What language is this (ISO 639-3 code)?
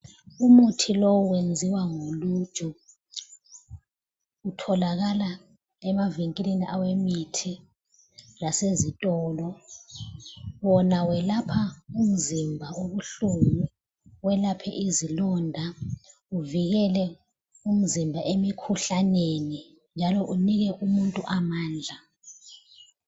nde